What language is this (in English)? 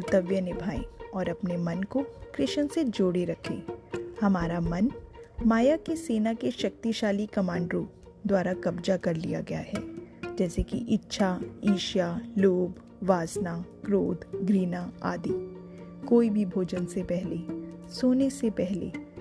Hindi